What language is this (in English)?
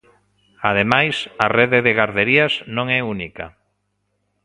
Galician